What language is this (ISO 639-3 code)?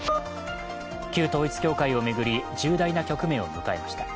jpn